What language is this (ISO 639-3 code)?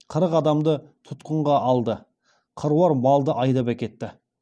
kaz